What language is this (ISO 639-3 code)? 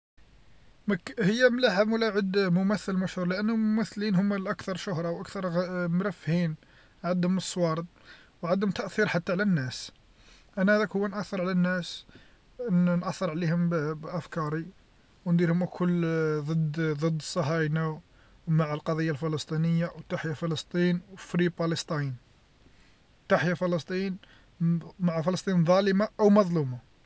arq